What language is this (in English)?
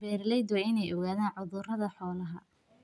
Somali